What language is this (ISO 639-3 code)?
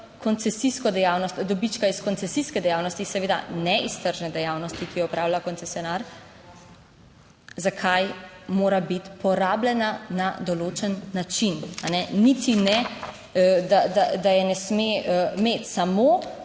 slv